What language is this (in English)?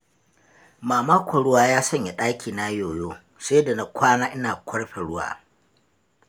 Hausa